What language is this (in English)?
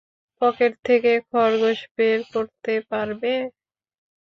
Bangla